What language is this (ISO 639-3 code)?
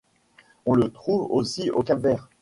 fra